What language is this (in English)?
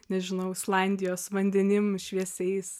Lithuanian